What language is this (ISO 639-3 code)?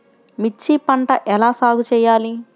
tel